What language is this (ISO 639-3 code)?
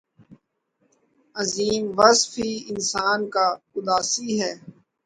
urd